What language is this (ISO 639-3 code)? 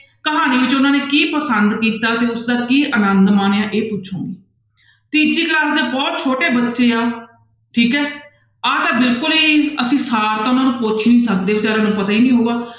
pan